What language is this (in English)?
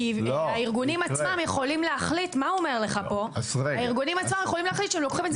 Hebrew